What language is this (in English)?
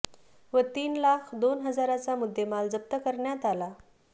Marathi